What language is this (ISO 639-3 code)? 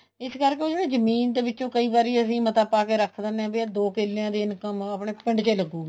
pan